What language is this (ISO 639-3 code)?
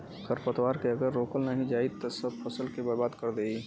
bho